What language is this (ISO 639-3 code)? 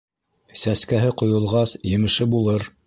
bak